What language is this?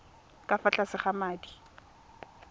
Tswana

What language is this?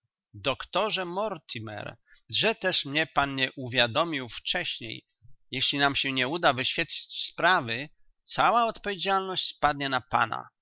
Polish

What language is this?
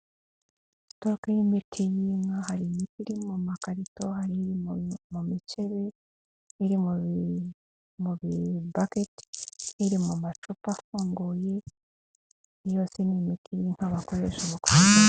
Kinyarwanda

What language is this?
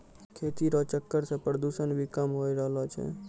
Maithili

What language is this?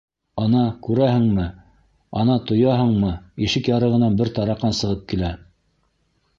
Bashkir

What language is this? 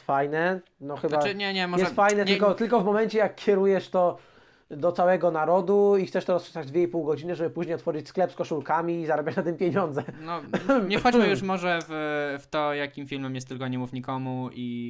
Polish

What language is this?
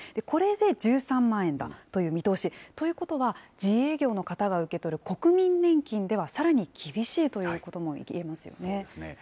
Japanese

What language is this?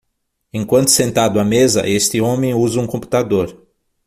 Portuguese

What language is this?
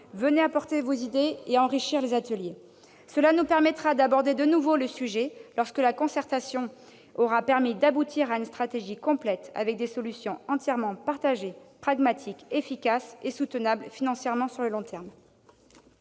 French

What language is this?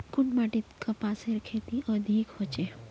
Magahi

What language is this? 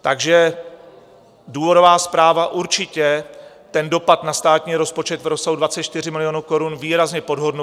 Czech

